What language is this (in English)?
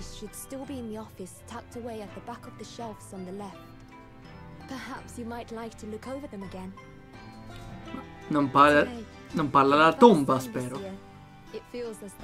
Italian